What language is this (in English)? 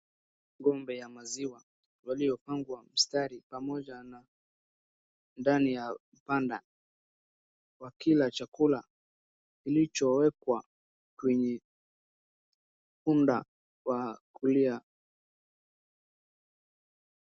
Swahili